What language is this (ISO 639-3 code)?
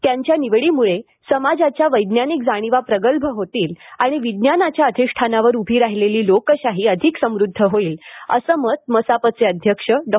mar